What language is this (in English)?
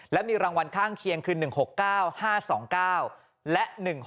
Thai